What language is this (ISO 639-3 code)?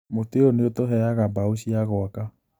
kik